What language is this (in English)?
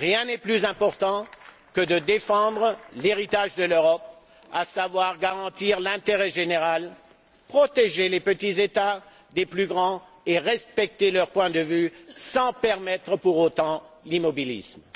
French